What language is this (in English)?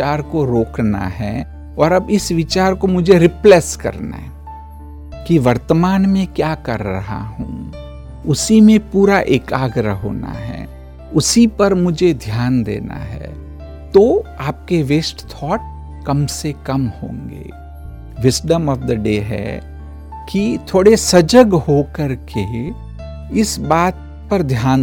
Hindi